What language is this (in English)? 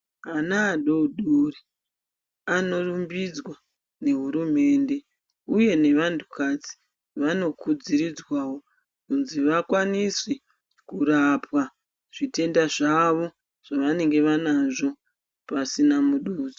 Ndau